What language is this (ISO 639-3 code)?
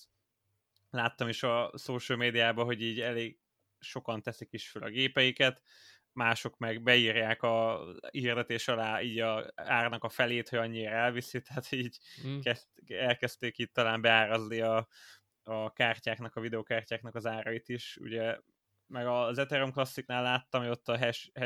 hun